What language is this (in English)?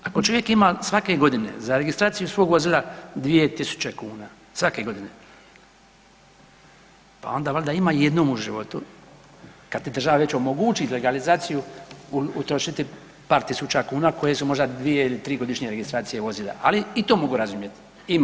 Croatian